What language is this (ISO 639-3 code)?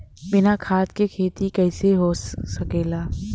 bho